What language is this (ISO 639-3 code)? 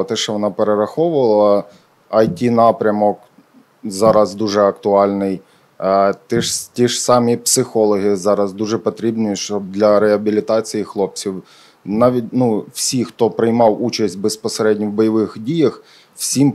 ukr